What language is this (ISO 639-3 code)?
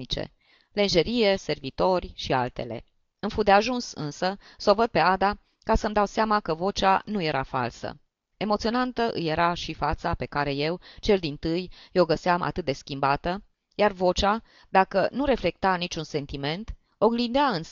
ron